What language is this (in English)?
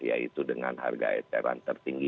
Indonesian